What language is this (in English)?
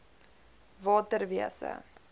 Afrikaans